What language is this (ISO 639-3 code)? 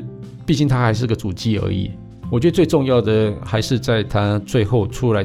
zho